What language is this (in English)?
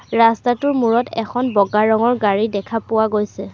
Assamese